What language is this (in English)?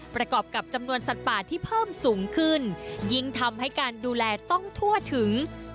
Thai